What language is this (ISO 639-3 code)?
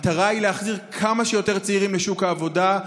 heb